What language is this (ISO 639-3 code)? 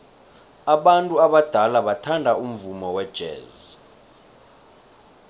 nbl